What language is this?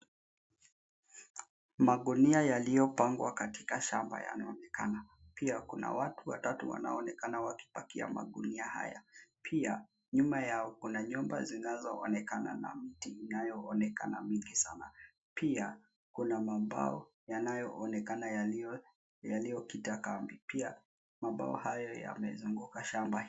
Swahili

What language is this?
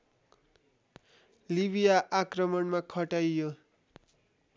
Nepali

